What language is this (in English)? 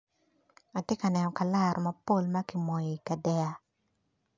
Acoli